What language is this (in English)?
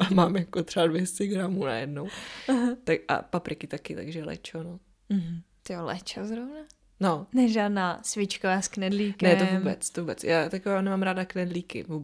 Czech